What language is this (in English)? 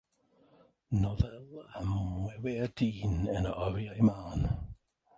Welsh